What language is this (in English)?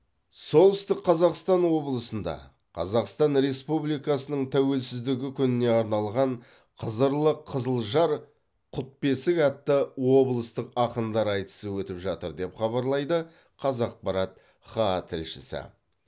Kazakh